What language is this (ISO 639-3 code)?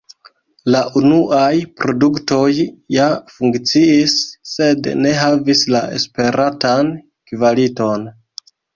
epo